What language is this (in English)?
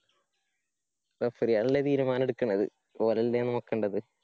Malayalam